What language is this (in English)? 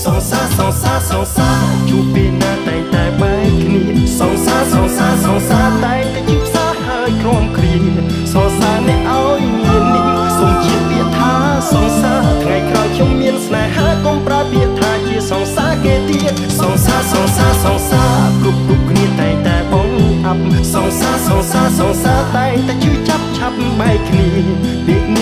Thai